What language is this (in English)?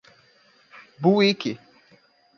Portuguese